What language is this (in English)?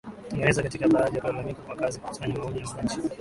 Swahili